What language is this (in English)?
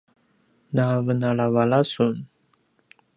Paiwan